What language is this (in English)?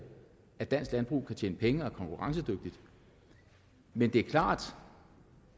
Danish